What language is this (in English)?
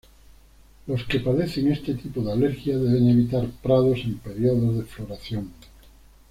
Spanish